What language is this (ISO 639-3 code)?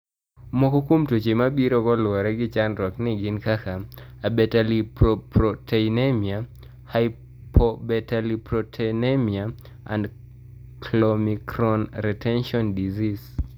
luo